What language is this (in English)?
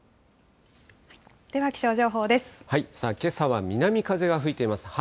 Japanese